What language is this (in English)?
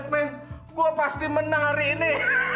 Indonesian